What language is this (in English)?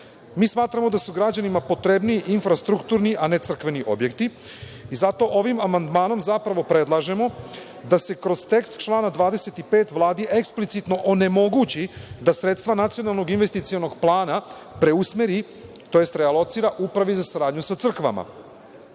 Serbian